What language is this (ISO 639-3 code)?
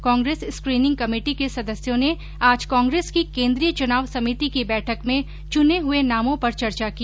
hin